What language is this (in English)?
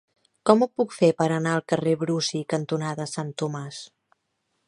Catalan